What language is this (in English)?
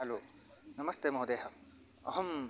Sanskrit